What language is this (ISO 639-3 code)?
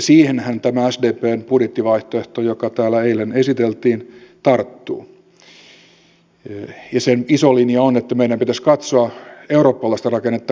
fin